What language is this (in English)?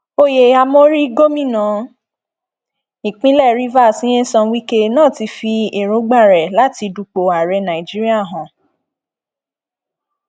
Yoruba